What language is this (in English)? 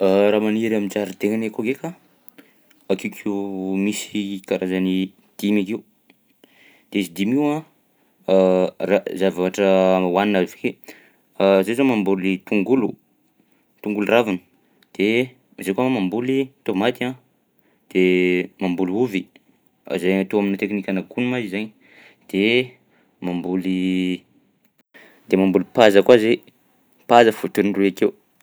Southern Betsimisaraka Malagasy